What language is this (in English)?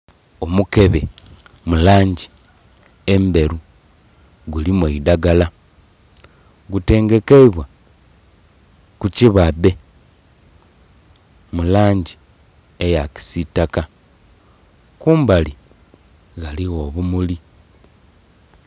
Soga